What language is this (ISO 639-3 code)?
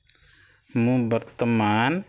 ori